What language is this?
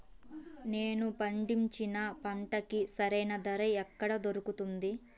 Telugu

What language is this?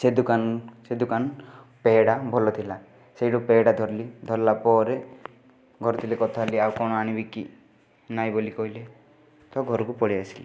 Odia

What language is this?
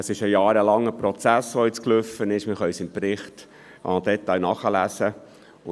Swiss German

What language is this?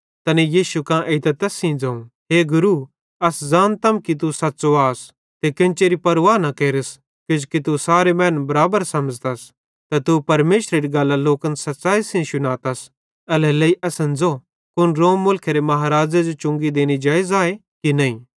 Bhadrawahi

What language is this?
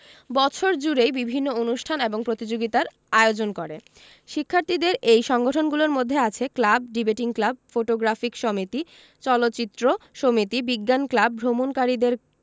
Bangla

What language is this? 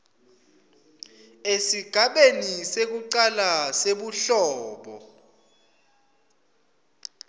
Swati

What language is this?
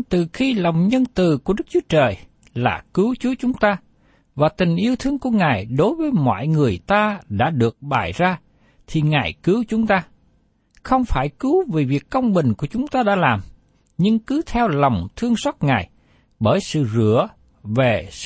Vietnamese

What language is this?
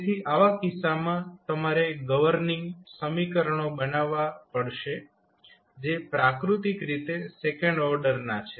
Gujarati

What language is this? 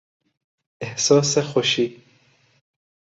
Persian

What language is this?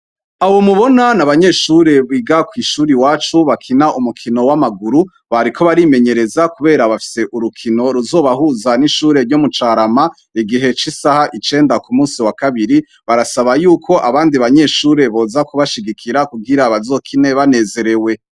Rundi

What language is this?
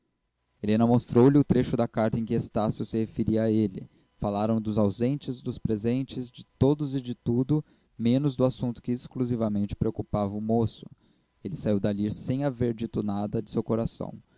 Portuguese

